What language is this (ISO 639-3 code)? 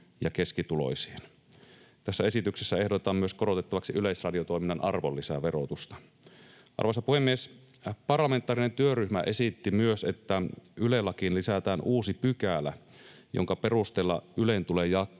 fin